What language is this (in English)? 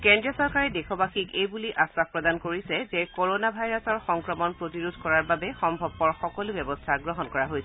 Assamese